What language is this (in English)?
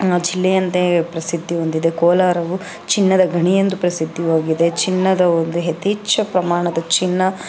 Kannada